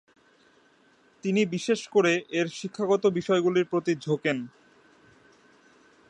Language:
Bangla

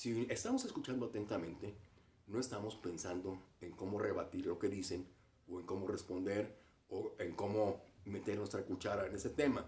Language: Spanish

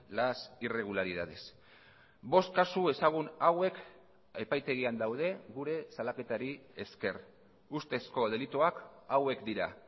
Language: Basque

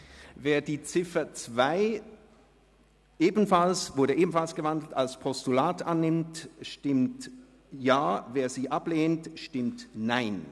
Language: Swiss German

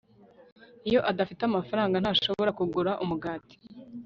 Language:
Kinyarwanda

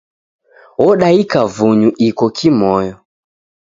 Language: Taita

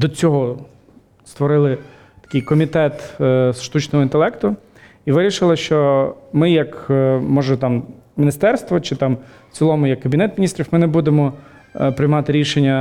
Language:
Ukrainian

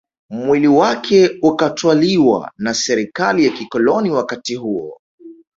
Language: Swahili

